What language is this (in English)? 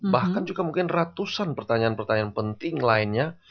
Indonesian